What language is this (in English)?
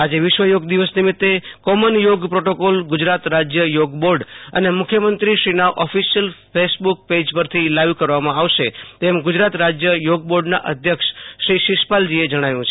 Gujarati